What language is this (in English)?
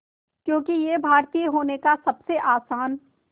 Hindi